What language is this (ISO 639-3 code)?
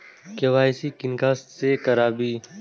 mai